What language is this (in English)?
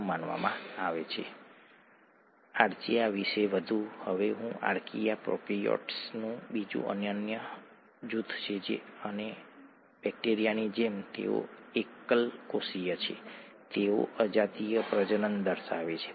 Gujarati